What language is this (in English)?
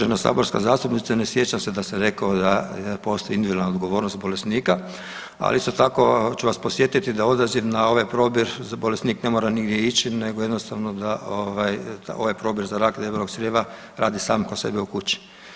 Croatian